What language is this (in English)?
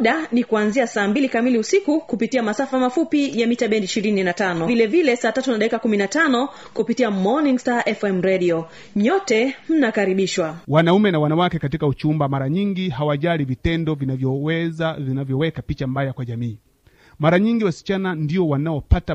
Swahili